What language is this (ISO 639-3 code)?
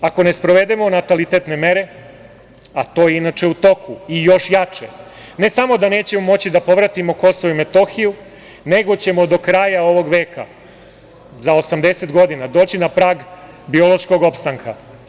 srp